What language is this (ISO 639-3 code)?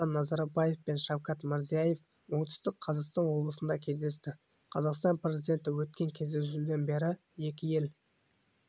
kaz